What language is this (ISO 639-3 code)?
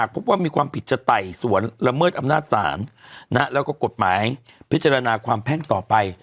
tha